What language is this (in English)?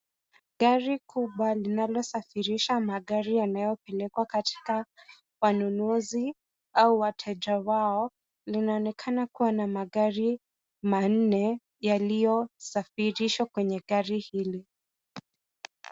Swahili